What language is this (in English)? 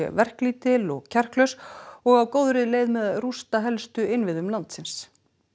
Icelandic